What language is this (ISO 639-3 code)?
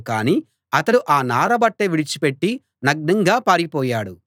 tel